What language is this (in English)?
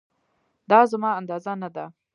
Pashto